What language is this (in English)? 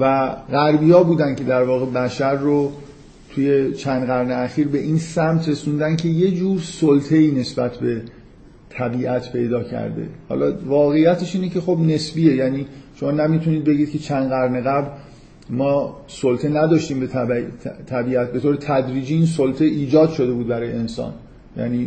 Persian